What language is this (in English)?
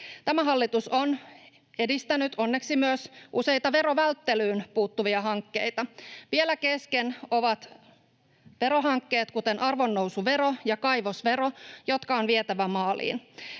Finnish